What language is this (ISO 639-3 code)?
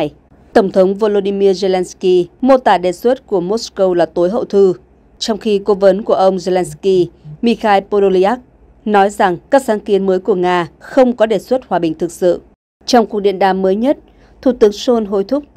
vie